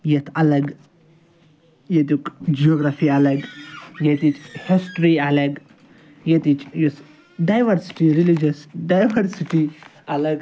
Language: Kashmiri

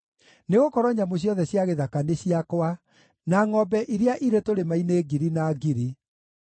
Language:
Kikuyu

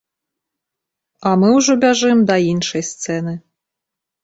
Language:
Belarusian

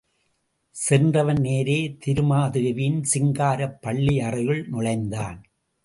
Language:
Tamil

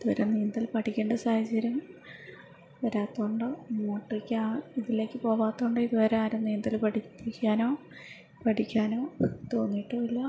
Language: Malayalam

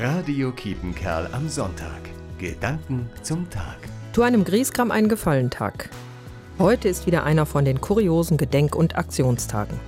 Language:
German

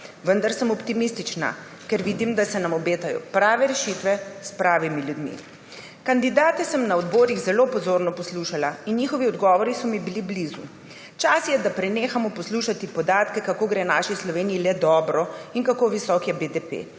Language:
Slovenian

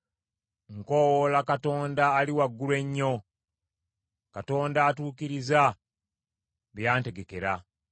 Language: Ganda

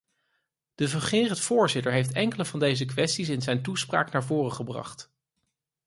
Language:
Dutch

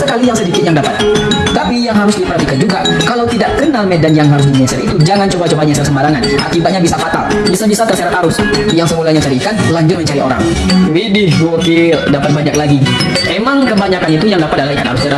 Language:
Indonesian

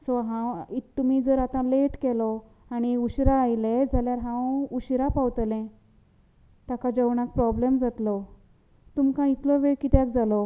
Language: Konkani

